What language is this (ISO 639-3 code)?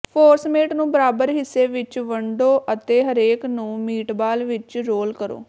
pan